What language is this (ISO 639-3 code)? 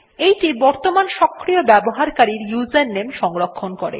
ben